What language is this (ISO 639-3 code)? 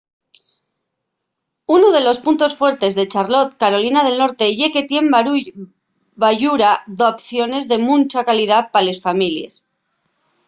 ast